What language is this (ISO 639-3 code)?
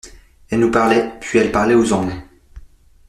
fra